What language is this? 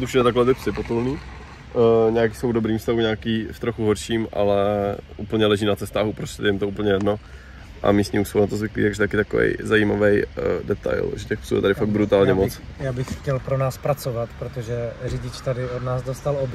Czech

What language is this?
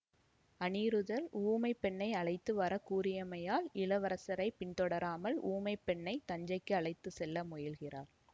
Tamil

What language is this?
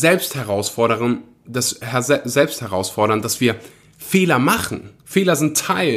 German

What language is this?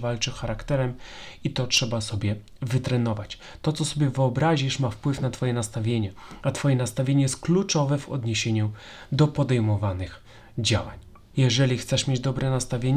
Polish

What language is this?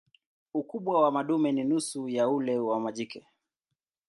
Swahili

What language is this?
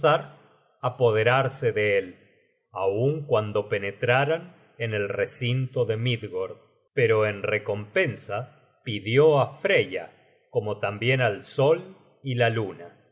Spanish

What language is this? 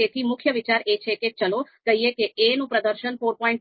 Gujarati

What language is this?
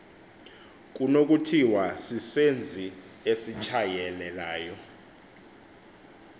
Xhosa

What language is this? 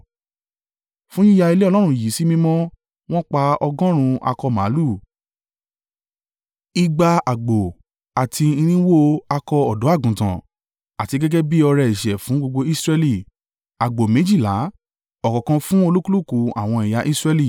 Yoruba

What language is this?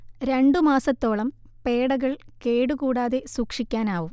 Malayalam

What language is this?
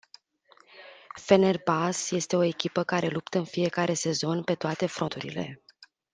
Romanian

